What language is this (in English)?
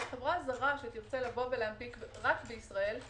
Hebrew